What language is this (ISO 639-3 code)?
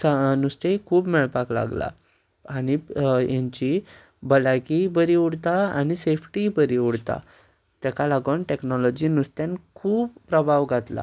kok